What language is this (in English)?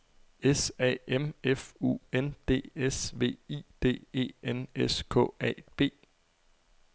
Danish